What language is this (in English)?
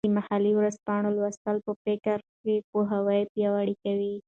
Pashto